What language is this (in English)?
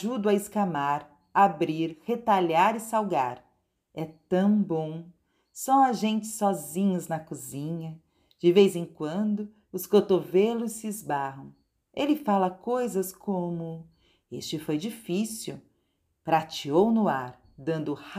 Portuguese